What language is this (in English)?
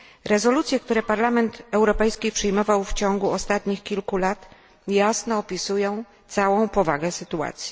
Polish